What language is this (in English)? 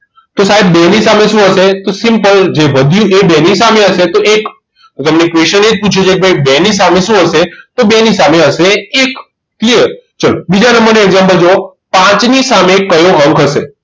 Gujarati